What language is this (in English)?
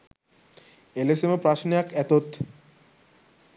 Sinhala